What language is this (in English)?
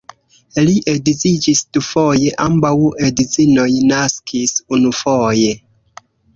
Esperanto